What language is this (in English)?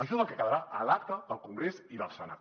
Catalan